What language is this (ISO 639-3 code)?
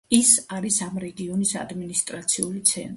kat